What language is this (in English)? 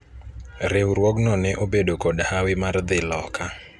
Luo (Kenya and Tanzania)